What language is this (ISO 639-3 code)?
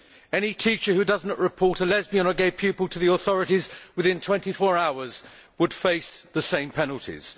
eng